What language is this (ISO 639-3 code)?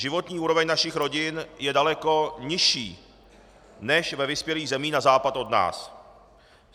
ces